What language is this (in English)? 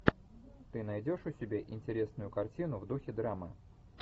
Russian